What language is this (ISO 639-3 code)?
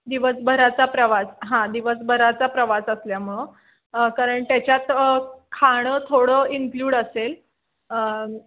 mar